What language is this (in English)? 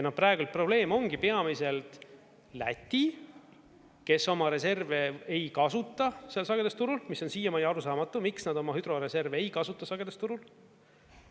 Estonian